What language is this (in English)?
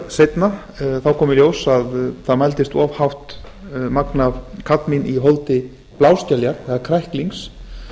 Icelandic